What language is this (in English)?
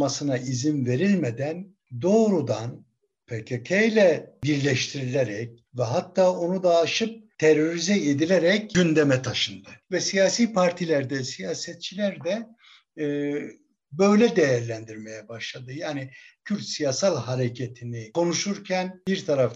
Turkish